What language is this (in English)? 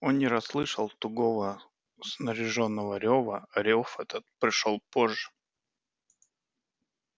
Russian